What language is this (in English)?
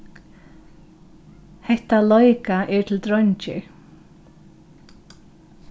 Faroese